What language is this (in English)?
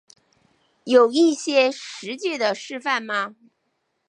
Chinese